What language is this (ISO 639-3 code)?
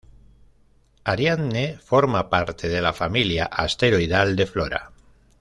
spa